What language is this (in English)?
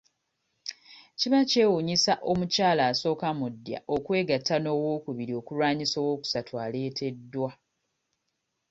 Ganda